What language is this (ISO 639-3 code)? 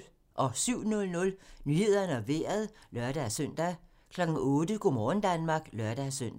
dan